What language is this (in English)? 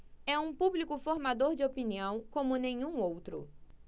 Portuguese